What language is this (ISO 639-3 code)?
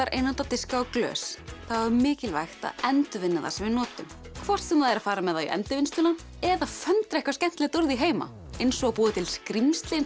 isl